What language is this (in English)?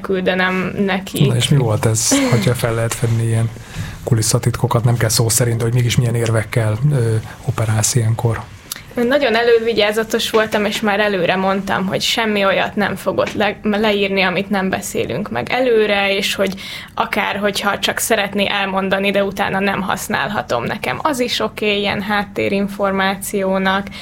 Hungarian